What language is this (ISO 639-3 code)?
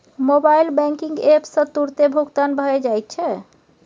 mai